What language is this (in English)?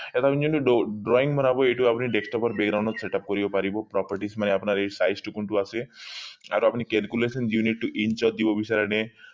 Assamese